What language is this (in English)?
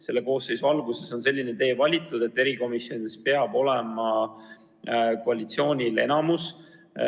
Estonian